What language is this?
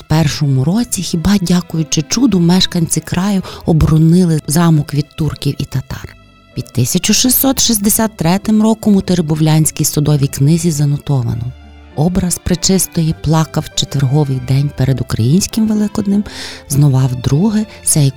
Ukrainian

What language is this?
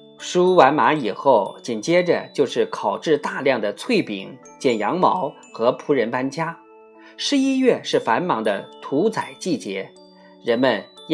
Chinese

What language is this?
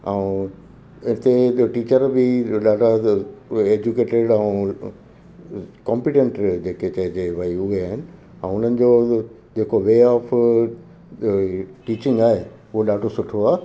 Sindhi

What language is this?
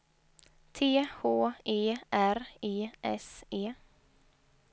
Swedish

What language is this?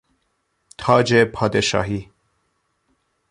Persian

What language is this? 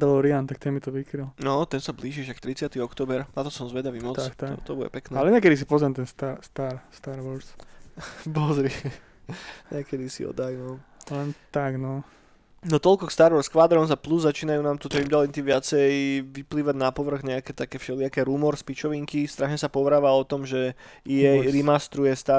Slovak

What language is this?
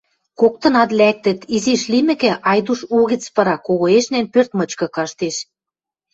Western Mari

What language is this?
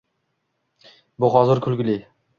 Uzbek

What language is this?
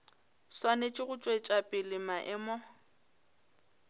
Northern Sotho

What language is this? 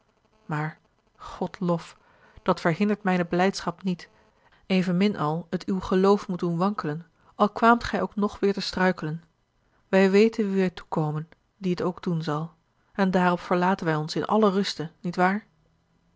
Dutch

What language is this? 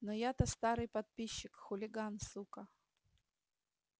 Russian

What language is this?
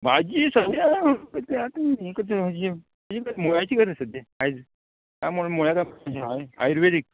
Konkani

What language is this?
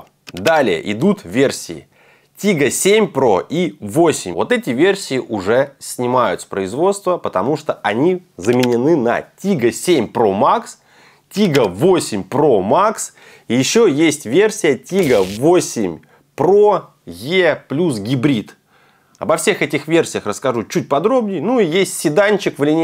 Russian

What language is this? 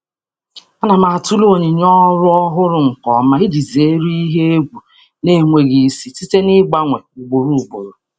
Igbo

